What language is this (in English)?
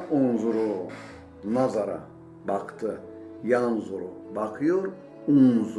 Turkish